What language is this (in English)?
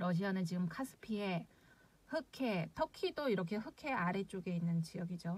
Korean